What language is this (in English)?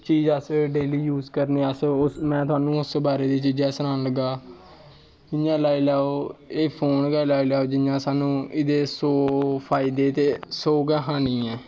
Dogri